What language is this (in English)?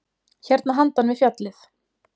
Icelandic